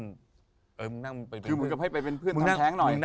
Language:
Thai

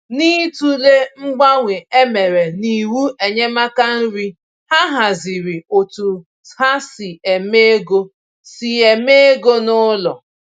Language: Igbo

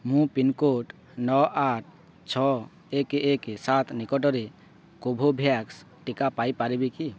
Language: Odia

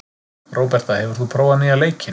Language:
Icelandic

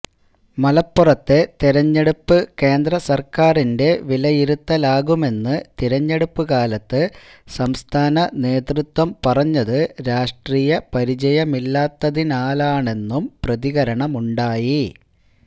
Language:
Malayalam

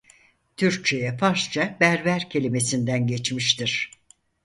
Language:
Turkish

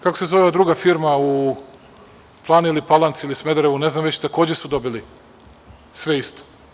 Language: Serbian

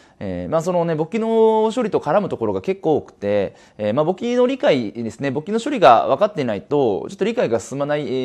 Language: Japanese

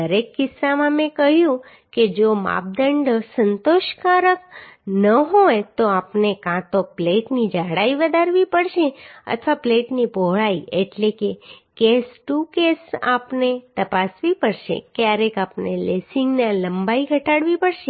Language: Gujarati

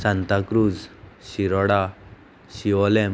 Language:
Konkani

